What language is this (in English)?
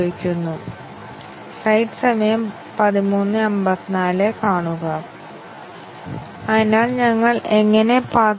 Malayalam